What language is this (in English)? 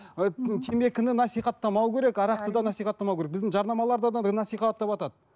Kazakh